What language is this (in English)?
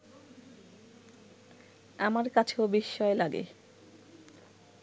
Bangla